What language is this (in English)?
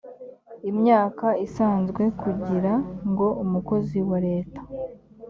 Kinyarwanda